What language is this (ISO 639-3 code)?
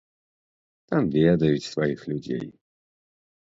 bel